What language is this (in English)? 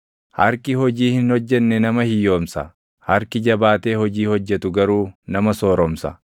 Oromo